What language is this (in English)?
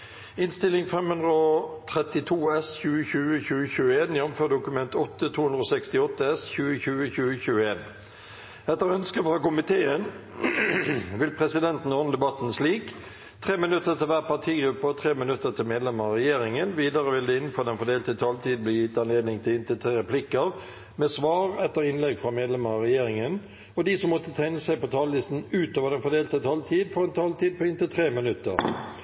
Norwegian Bokmål